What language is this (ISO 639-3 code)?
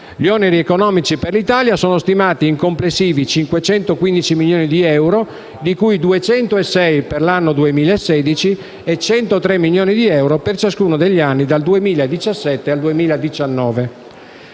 ita